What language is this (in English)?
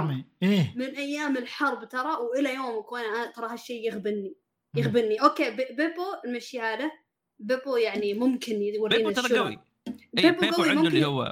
Arabic